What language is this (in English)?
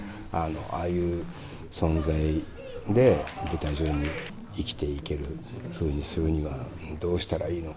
Japanese